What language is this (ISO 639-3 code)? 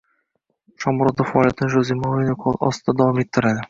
uzb